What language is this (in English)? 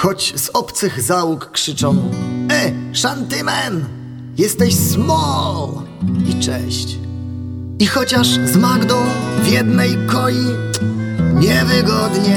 Polish